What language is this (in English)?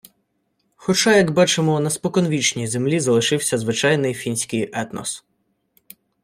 Ukrainian